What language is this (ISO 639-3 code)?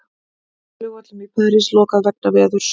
isl